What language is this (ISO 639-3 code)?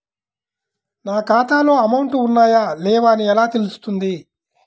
tel